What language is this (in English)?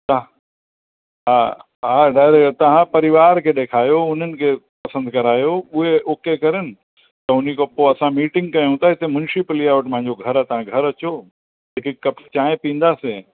Sindhi